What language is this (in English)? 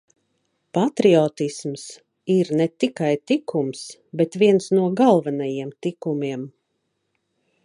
Latvian